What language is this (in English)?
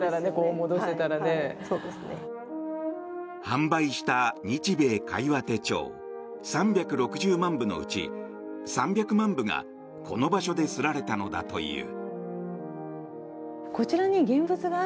Japanese